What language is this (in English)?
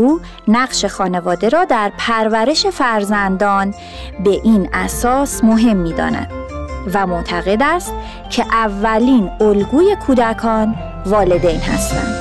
Persian